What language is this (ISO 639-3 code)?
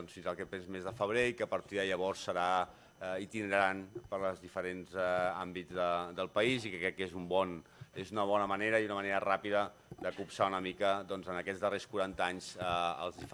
cat